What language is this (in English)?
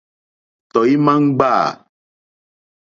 Mokpwe